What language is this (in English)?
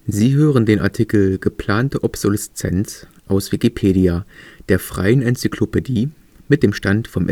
German